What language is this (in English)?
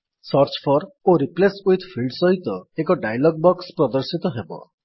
Odia